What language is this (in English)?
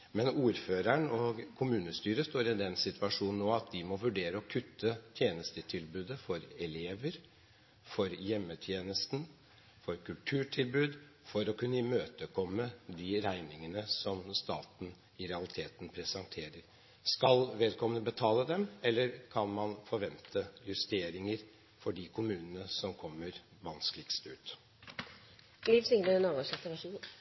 Norwegian